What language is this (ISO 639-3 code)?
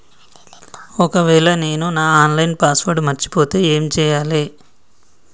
tel